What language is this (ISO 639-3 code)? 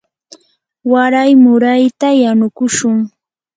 qur